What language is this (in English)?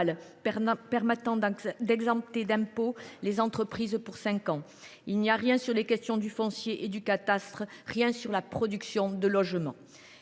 French